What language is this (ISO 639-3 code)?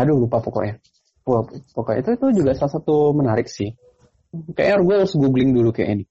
ind